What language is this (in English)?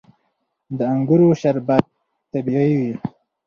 Pashto